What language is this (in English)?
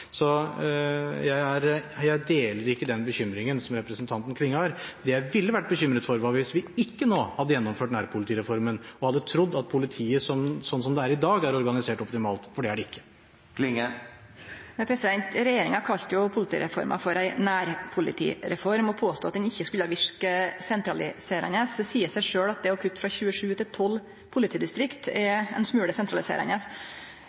Norwegian